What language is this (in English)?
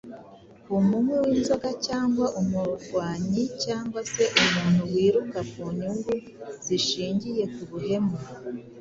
Kinyarwanda